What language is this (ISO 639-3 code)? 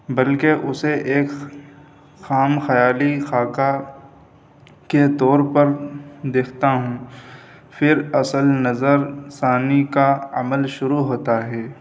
urd